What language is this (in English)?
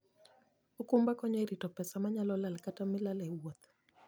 Luo (Kenya and Tanzania)